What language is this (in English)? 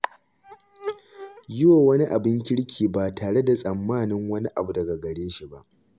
Hausa